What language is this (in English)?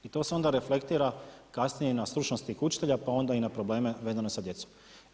Croatian